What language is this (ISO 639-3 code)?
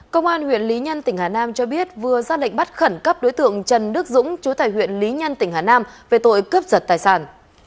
vie